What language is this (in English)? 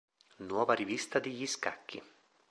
Italian